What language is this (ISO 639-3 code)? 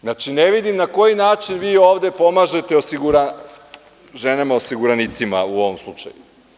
srp